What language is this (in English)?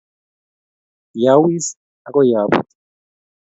Kalenjin